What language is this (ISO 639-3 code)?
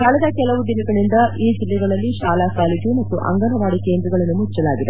kan